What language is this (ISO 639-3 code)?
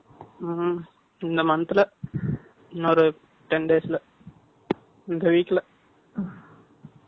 tam